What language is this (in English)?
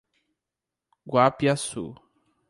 Portuguese